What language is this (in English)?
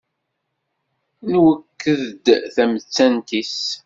Kabyle